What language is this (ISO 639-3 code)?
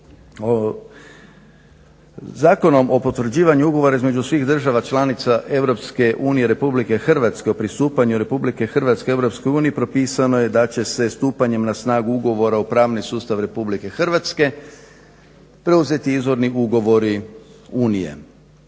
hrv